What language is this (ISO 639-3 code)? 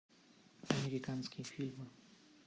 rus